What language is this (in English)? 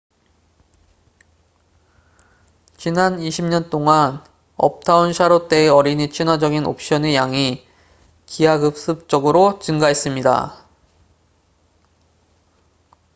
Korean